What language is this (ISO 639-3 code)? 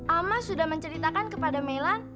ind